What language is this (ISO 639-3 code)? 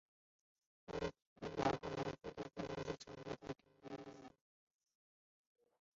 zho